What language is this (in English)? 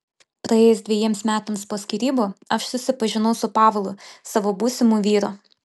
Lithuanian